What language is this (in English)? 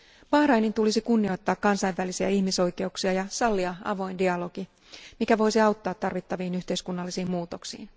Finnish